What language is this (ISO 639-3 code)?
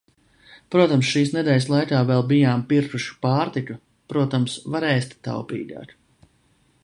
lav